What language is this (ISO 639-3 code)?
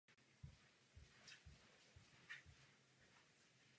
ces